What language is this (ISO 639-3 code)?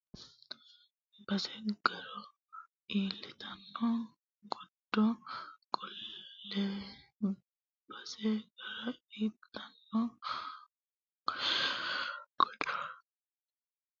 sid